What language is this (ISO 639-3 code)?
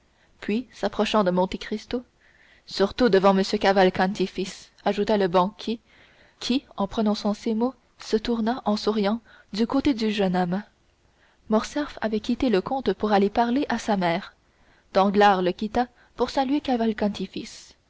fra